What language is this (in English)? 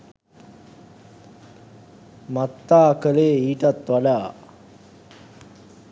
Sinhala